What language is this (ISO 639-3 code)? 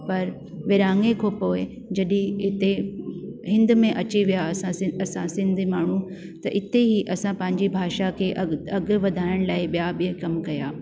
snd